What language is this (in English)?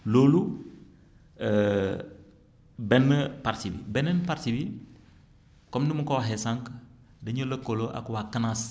Wolof